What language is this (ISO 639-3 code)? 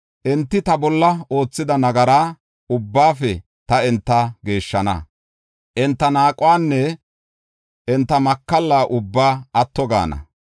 gof